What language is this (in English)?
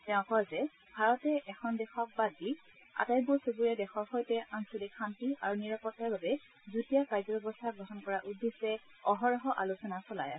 Assamese